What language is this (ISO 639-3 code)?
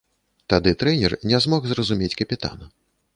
bel